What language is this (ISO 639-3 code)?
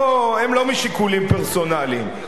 heb